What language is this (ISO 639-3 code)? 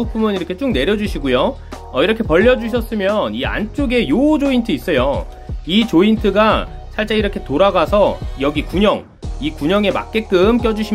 kor